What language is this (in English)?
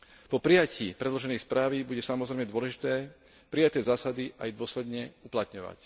Slovak